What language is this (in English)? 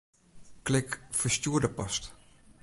Western Frisian